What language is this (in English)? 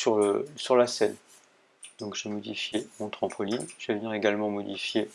French